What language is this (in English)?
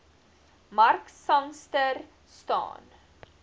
Afrikaans